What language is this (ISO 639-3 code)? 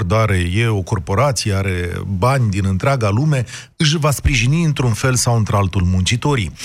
ron